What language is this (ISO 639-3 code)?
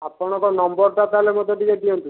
ori